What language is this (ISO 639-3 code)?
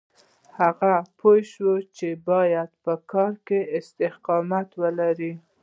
pus